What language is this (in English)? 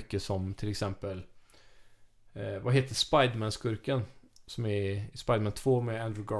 Swedish